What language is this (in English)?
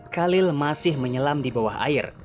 Indonesian